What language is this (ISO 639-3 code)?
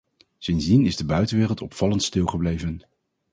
nld